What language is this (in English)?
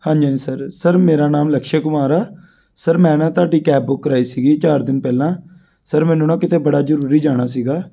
Punjabi